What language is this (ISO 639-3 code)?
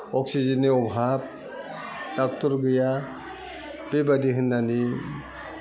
brx